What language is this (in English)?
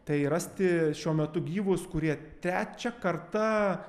Lithuanian